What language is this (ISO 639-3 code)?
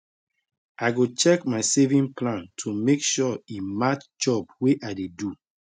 pcm